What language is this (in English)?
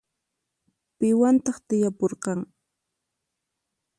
Puno Quechua